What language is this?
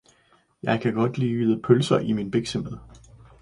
Danish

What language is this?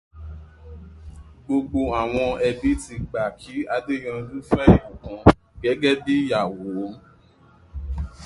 Yoruba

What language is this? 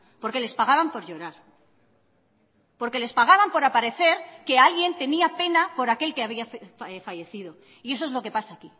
Spanish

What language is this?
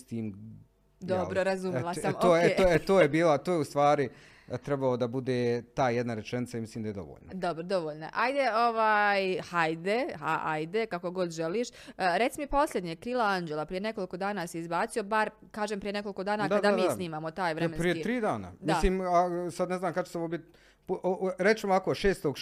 Croatian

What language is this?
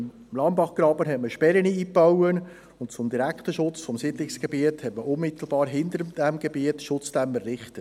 Swiss German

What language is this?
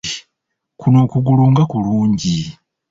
Ganda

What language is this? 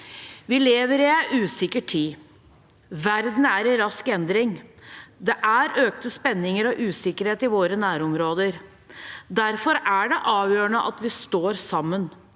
Norwegian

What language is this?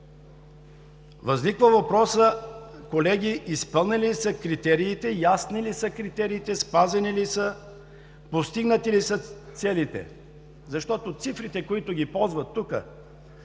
Bulgarian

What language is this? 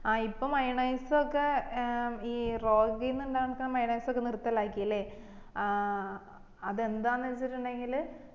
Malayalam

